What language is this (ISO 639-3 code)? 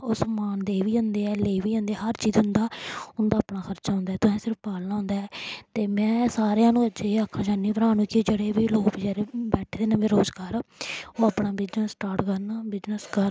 doi